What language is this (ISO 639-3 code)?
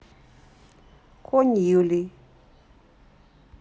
rus